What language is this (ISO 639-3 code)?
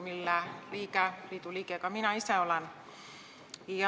est